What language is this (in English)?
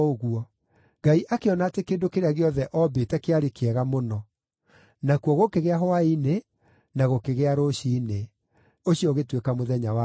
Kikuyu